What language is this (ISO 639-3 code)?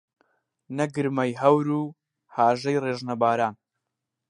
ckb